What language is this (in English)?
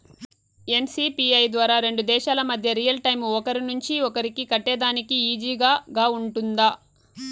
Telugu